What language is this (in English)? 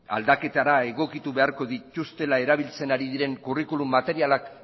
Basque